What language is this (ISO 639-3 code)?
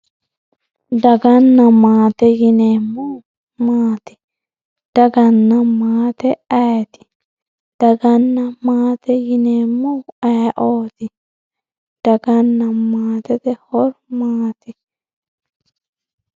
sid